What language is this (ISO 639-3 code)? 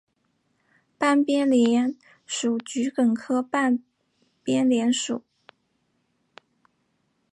zho